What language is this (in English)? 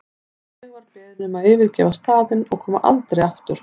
Icelandic